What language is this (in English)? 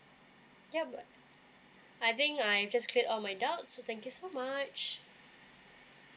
English